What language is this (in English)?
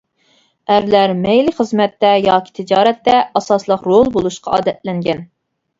Uyghur